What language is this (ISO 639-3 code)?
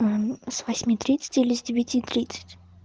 rus